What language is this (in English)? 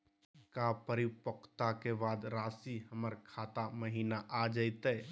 Magahi